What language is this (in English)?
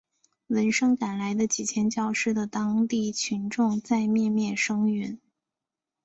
Chinese